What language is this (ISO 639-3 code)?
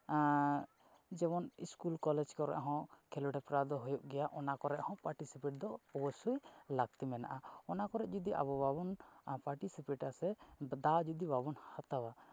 sat